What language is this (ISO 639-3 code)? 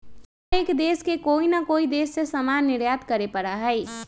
mag